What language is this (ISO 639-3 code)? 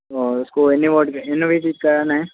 hin